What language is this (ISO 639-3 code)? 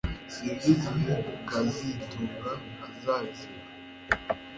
kin